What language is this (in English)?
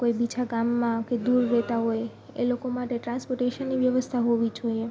Gujarati